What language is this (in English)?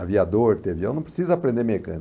Portuguese